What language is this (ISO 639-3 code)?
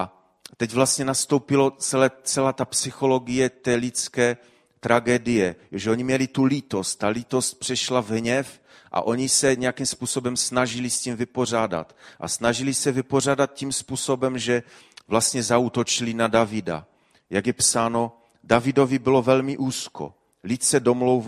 ces